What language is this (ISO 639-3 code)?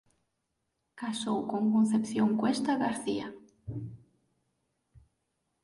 glg